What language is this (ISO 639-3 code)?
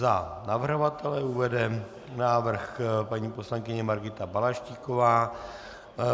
ces